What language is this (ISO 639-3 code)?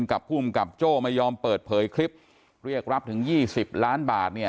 tha